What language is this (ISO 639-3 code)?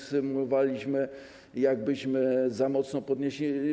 pol